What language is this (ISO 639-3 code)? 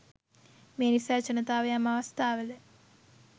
sin